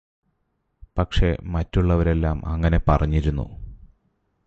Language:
Malayalam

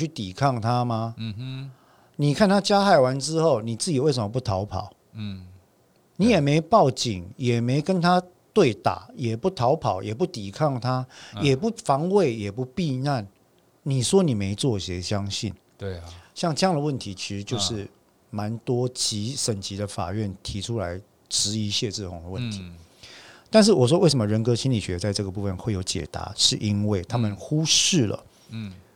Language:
Chinese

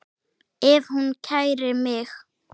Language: Icelandic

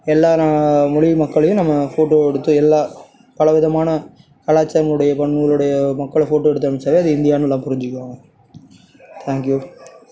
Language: Tamil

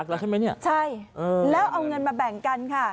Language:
Thai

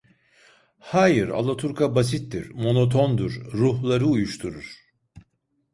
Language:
Turkish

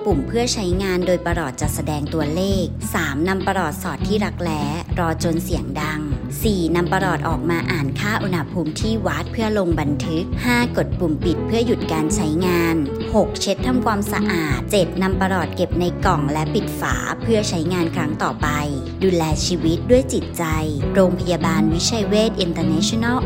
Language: Thai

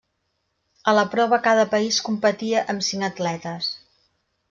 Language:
Catalan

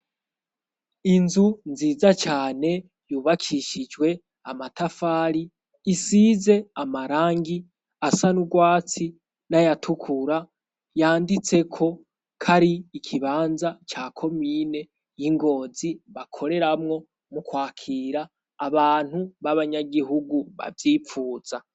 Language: Rundi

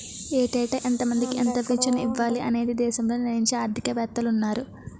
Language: Telugu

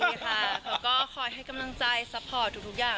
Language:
Thai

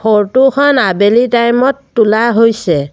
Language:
Assamese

